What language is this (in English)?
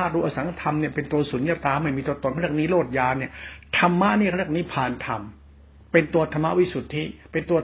Thai